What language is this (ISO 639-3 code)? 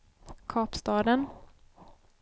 swe